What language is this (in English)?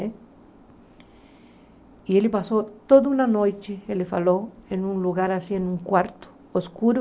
Portuguese